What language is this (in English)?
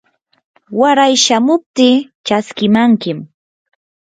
Yanahuanca Pasco Quechua